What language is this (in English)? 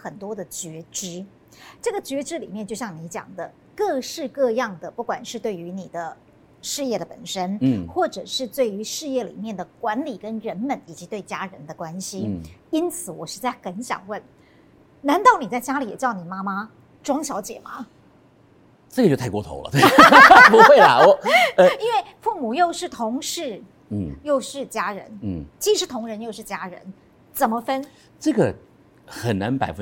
Chinese